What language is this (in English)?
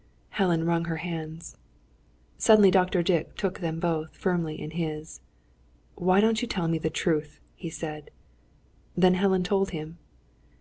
English